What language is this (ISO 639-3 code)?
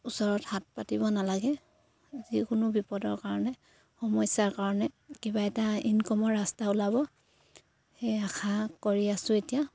asm